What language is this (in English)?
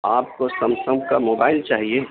Urdu